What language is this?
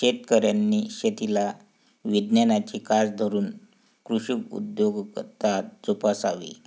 Marathi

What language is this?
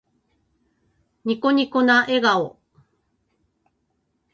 Japanese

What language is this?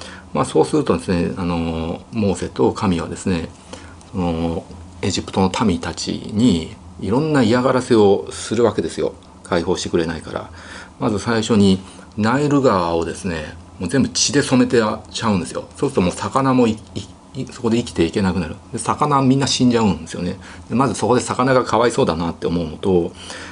Japanese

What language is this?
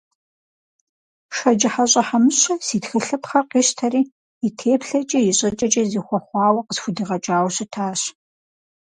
Kabardian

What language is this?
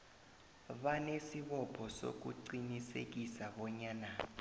South Ndebele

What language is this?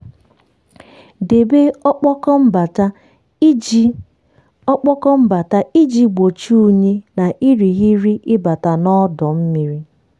Igbo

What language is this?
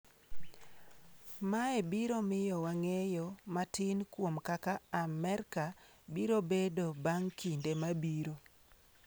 Luo (Kenya and Tanzania)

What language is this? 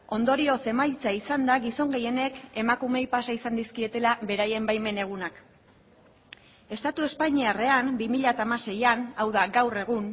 Basque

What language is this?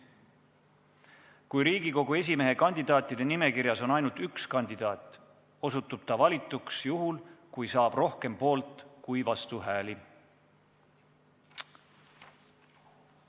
Estonian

